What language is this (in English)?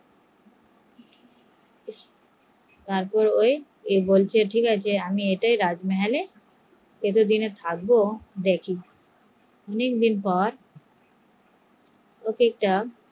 Bangla